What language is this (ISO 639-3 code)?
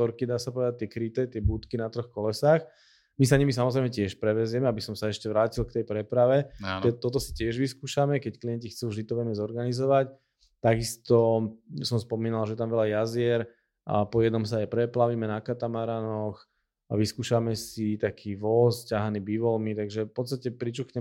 slk